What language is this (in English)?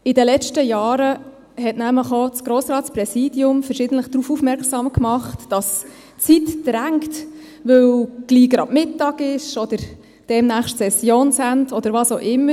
Swiss German